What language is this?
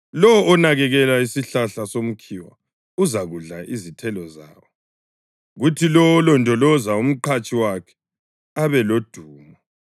North Ndebele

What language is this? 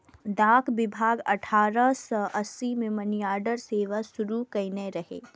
Maithili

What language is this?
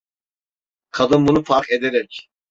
Turkish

